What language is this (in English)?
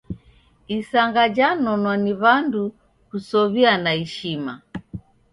Taita